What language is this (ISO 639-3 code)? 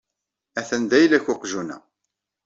kab